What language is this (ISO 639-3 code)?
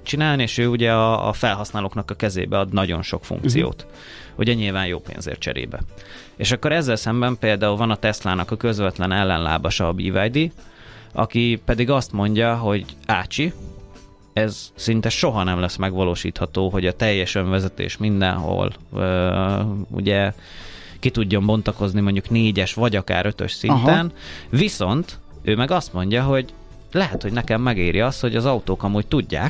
hun